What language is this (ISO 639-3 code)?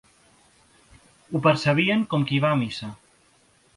cat